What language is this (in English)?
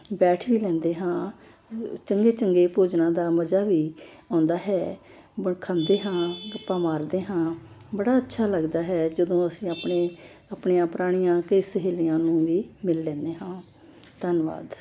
Punjabi